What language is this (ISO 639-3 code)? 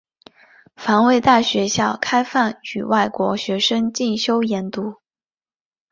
zho